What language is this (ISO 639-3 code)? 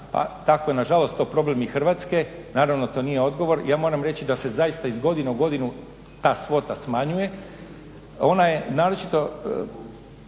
hrv